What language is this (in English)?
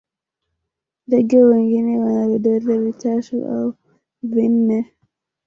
Swahili